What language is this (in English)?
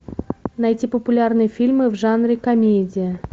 Russian